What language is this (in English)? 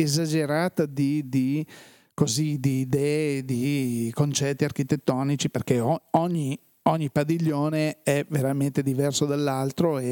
Italian